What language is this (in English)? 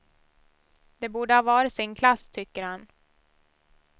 Swedish